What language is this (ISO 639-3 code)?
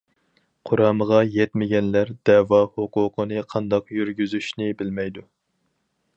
uig